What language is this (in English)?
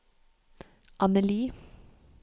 Norwegian